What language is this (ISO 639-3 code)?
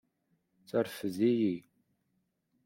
kab